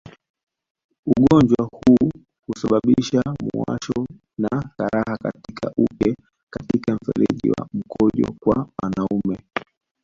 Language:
Swahili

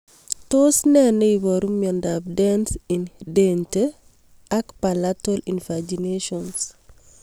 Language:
Kalenjin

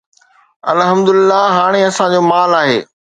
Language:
Sindhi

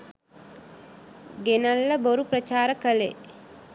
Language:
Sinhala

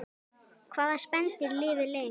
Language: Icelandic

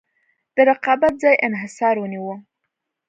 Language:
Pashto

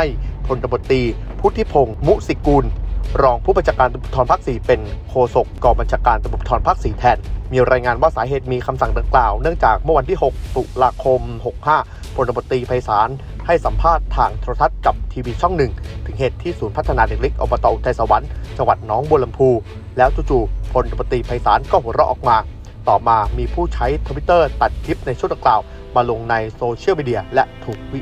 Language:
Thai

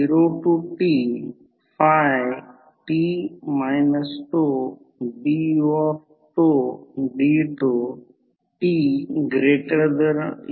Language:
Marathi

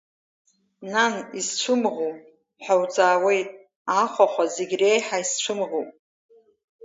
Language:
Abkhazian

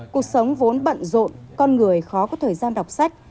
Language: Vietnamese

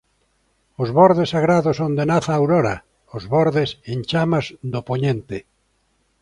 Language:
Galician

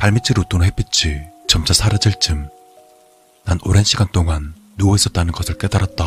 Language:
Korean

